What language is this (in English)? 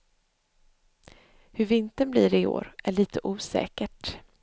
Swedish